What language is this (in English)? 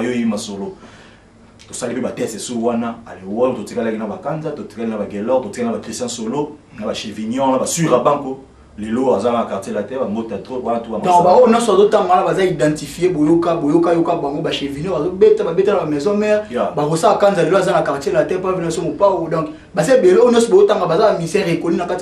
French